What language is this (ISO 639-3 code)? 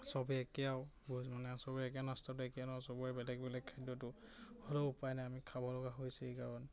asm